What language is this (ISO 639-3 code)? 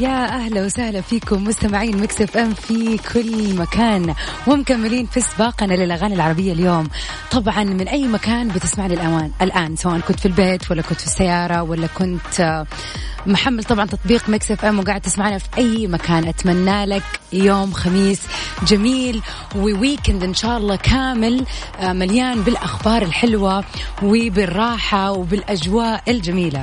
ara